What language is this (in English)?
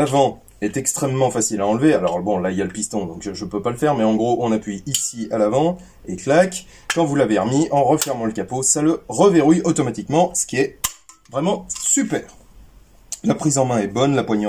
French